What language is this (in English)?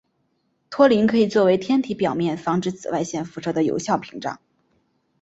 Chinese